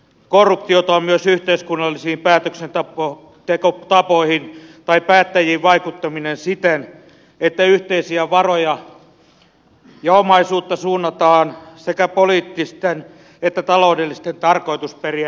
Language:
Finnish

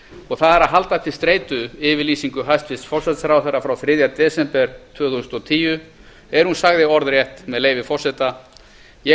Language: Icelandic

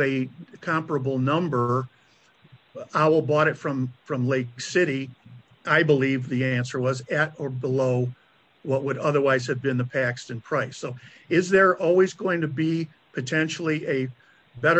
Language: English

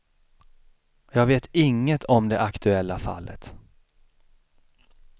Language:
Swedish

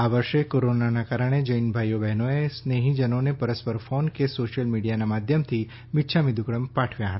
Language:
Gujarati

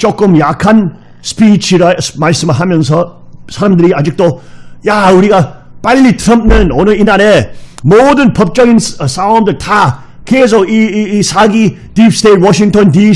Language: Korean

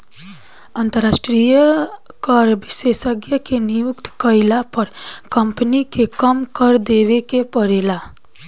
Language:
Bhojpuri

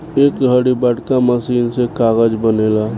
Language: Bhojpuri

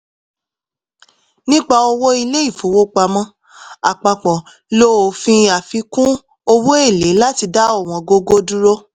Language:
Yoruba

